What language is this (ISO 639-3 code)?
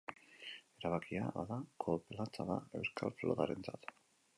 eus